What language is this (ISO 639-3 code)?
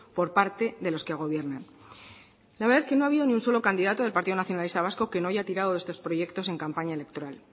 spa